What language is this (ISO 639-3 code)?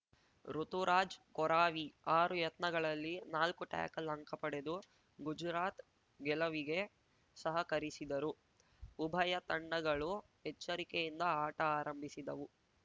kan